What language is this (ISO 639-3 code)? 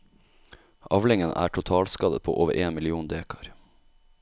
nor